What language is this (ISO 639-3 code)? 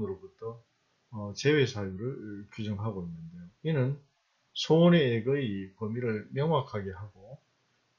kor